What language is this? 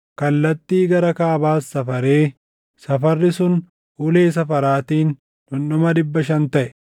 Oromo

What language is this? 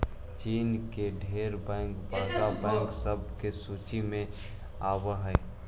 Magahi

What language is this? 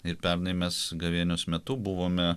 Lithuanian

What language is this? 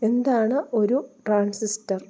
Malayalam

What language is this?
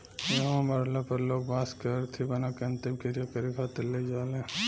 Bhojpuri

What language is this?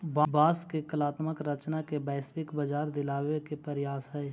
Magahi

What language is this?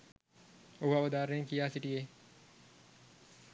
Sinhala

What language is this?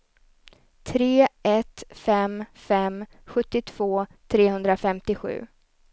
Swedish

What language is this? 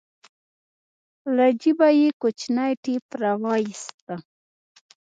Pashto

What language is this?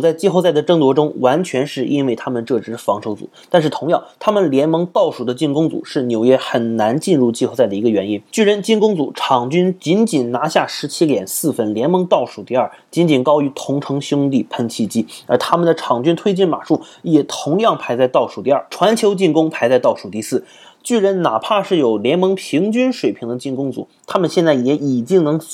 Chinese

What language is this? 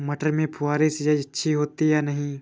Hindi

